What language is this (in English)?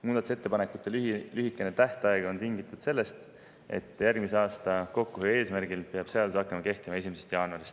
Estonian